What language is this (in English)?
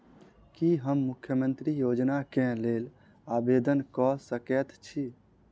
Maithili